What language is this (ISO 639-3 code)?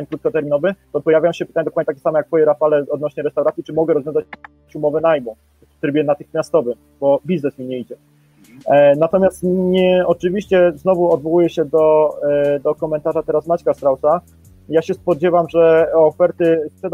pol